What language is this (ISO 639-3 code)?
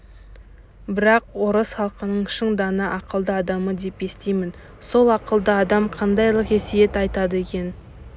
kaz